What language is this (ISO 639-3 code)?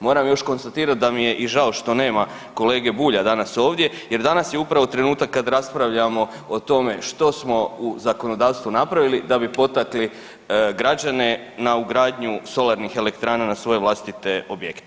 hrv